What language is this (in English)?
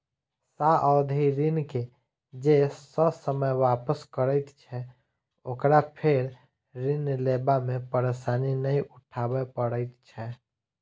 Maithili